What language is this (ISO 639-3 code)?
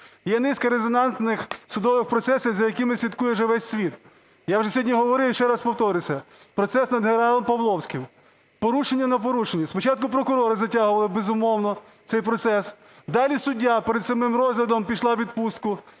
ukr